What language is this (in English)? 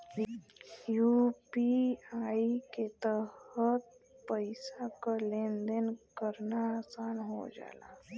Bhojpuri